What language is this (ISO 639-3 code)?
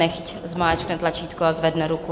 ces